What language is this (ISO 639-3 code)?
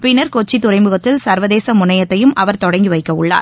tam